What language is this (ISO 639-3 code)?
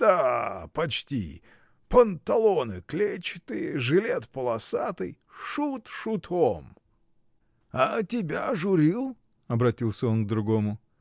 rus